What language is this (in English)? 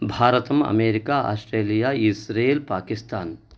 Sanskrit